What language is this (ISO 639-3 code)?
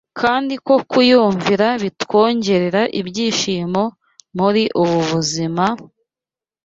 kin